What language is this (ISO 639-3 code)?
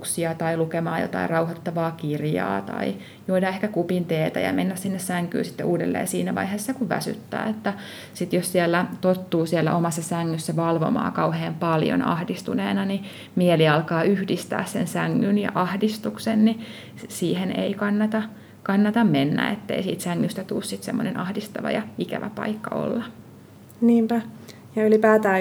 fin